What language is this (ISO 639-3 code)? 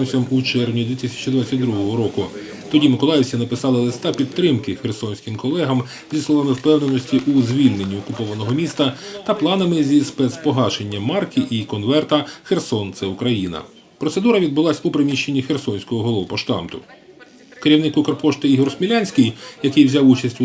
ukr